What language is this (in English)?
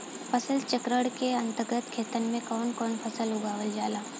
Bhojpuri